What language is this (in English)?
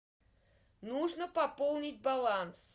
Russian